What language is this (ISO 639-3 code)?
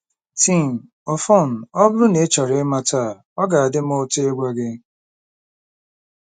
ibo